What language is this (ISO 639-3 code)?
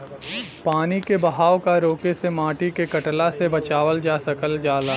bho